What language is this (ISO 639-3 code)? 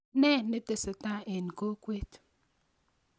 kln